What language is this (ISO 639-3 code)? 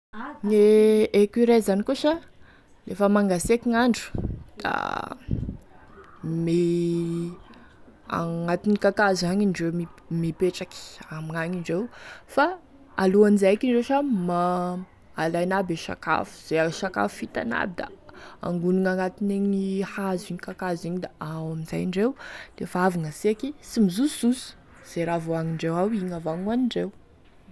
tkg